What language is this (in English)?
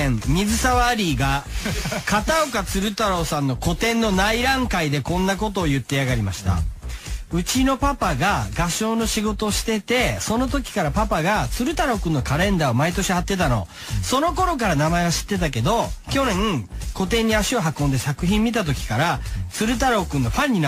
Japanese